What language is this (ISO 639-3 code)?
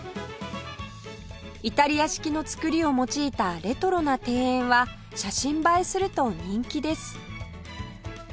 jpn